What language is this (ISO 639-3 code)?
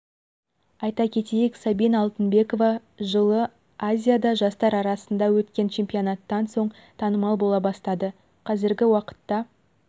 kaz